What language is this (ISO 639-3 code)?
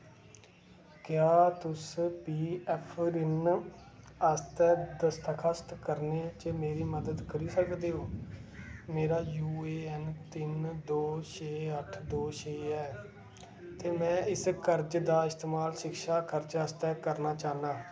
doi